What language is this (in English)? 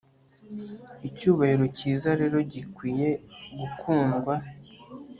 Kinyarwanda